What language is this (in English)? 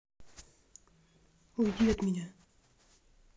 Russian